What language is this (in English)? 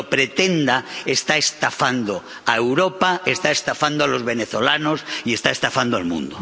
Spanish